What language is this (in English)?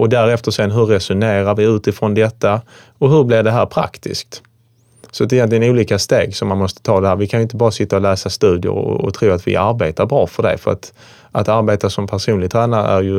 Swedish